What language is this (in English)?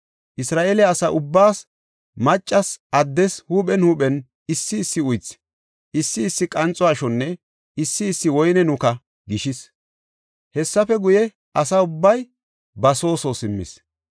Gofa